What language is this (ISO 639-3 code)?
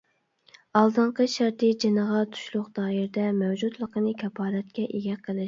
uig